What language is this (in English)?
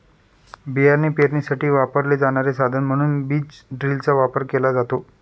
Marathi